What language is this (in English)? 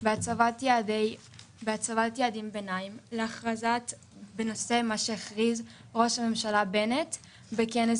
Hebrew